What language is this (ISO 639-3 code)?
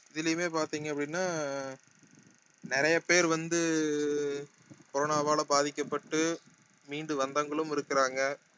tam